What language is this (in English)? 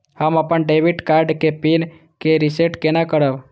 Maithili